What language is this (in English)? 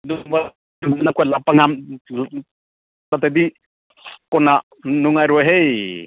Manipuri